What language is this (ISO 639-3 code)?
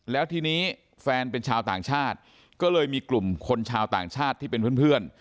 tha